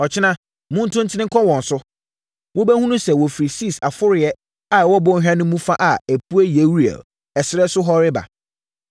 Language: Akan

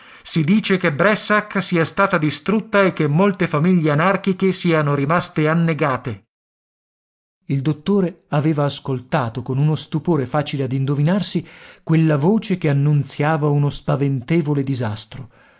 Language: Italian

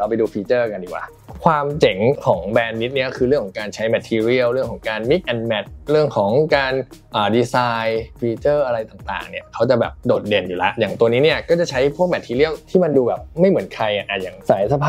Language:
Thai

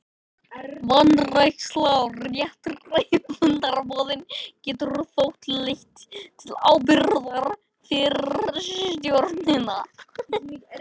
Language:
Icelandic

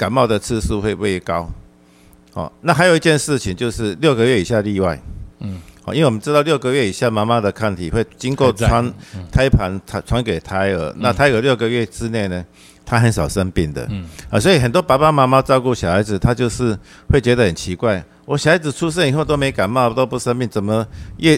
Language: Chinese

